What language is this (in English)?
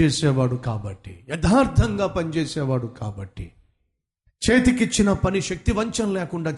Telugu